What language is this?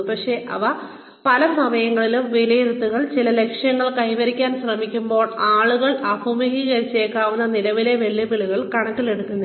Malayalam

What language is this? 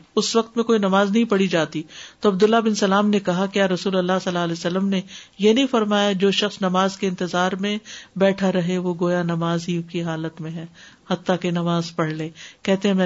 Urdu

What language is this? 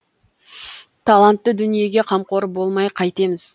Kazakh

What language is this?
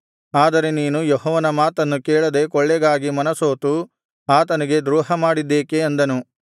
Kannada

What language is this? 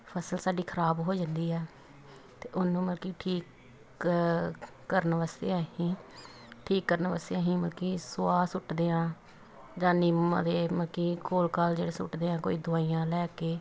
Punjabi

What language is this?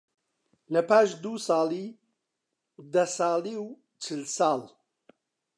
Central Kurdish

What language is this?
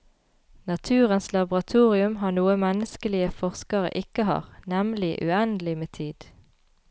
Norwegian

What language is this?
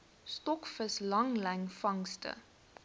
Afrikaans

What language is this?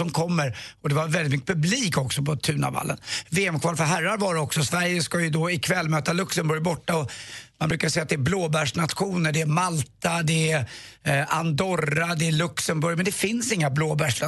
Swedish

